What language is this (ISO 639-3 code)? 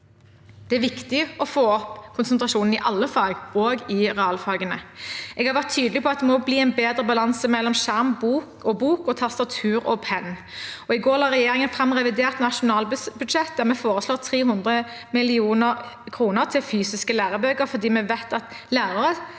nor